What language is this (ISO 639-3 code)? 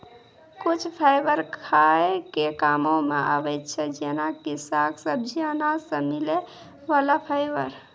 mai